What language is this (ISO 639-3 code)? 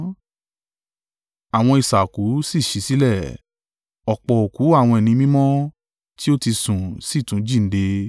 yor